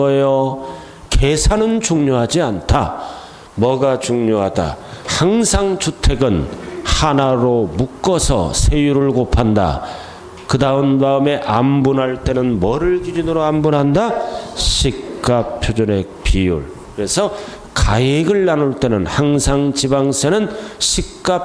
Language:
Korean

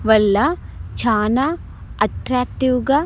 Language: Telugu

